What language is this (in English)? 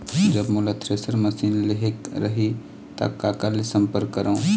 Chhattisgarhi